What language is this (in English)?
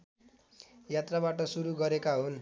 Nepali